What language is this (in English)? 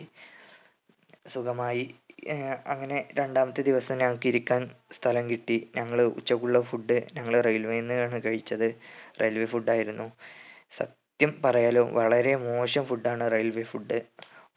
Malayalam